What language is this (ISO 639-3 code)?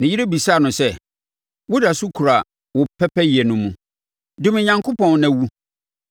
aka